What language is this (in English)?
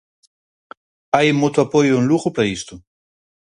Galician